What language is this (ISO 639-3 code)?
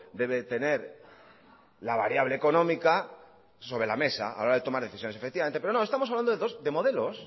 spa